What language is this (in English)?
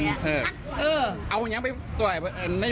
Thai